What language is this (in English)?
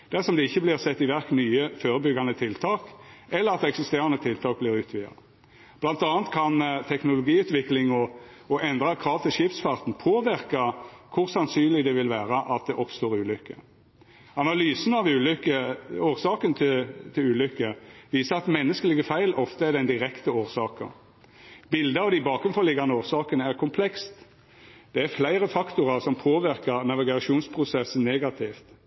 Norwegian Nynorsk